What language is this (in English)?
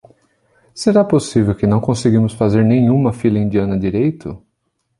Portuguese